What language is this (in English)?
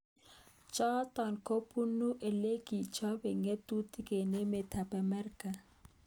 Kalenjin